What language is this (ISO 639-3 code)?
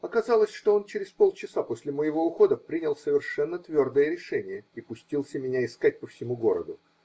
rus